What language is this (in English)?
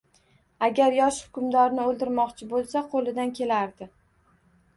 Uzbek